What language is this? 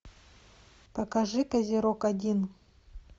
Russian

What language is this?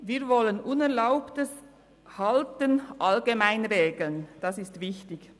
Swiss German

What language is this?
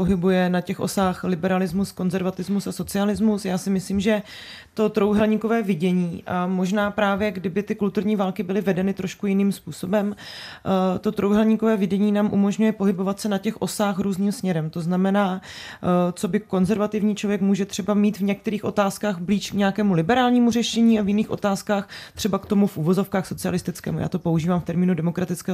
Czech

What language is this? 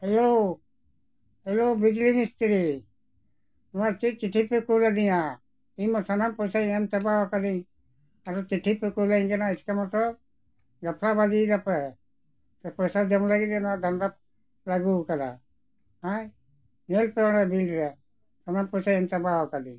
Santali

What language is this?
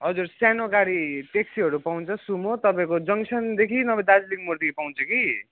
Nepali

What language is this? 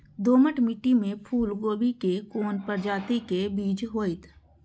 Maithili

